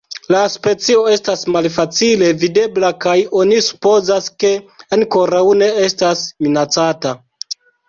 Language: Esperanto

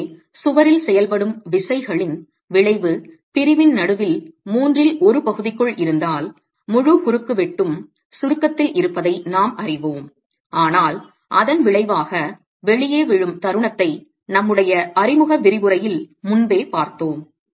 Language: Tamil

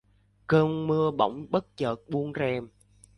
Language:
Vietnamese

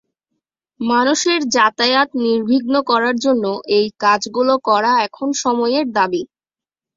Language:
Bangla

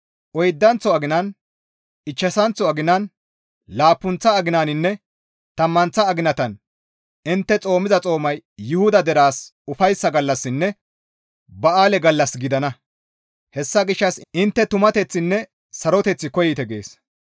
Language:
Gamo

